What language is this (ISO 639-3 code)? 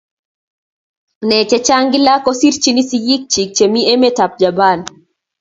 kln